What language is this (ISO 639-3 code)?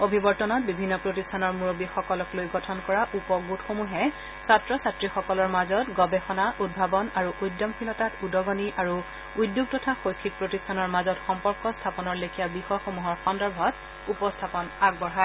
asm